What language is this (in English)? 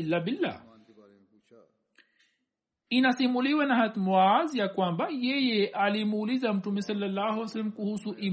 Swahili